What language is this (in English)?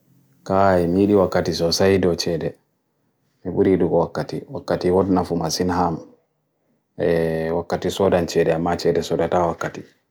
Bagirmi Fulfulde